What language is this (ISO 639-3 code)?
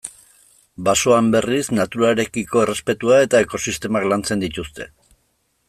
eus